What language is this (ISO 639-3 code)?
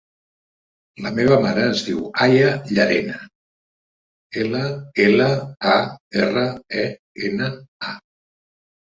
cat